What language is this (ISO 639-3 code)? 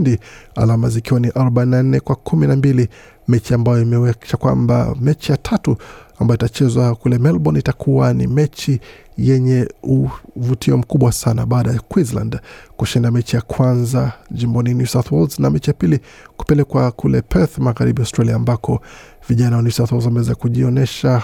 swa